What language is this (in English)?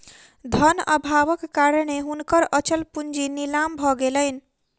Maithili